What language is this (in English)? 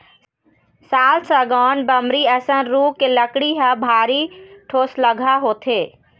Chhattisgarhi